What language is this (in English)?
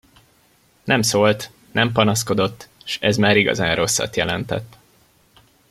Hungarian